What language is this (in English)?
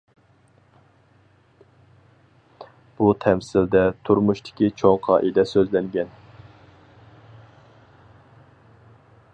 Uyghur